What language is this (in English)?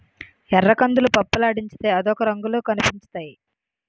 Telugu